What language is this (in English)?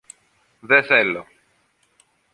Greek